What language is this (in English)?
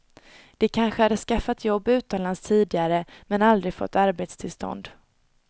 Swedish